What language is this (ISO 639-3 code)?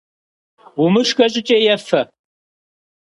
kbd